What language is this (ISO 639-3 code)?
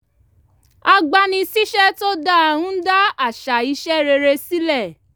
yor